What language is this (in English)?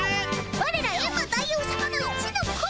Japanese